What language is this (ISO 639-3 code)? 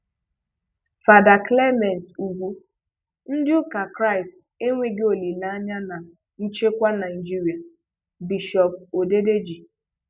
ibo